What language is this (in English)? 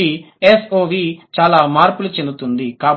Telugu